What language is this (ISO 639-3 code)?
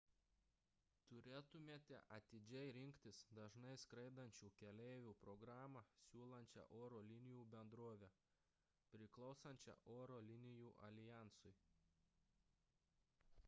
lit